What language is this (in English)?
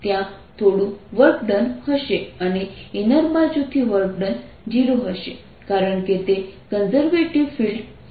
Gujarati